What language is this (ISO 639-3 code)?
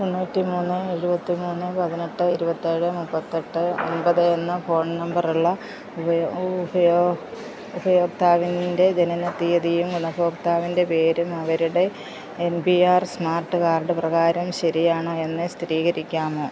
mal